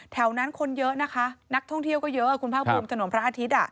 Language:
Thai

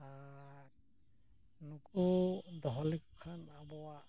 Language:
Santali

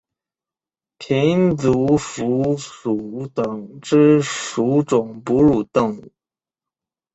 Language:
Chinese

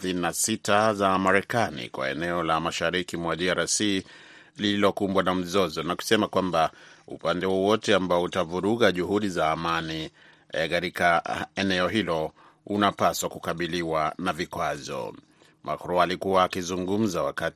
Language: Swahili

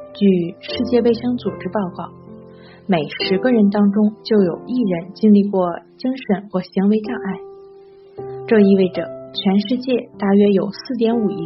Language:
Chinese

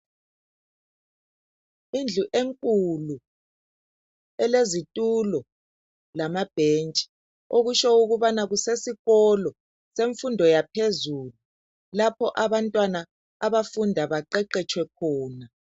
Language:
North Ndebele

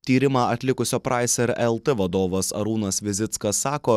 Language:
Lithuanian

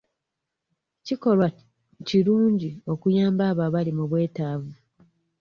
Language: Ganda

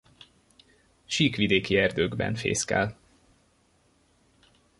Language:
Hungarian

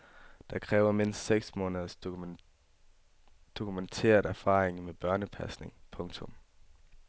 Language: Danish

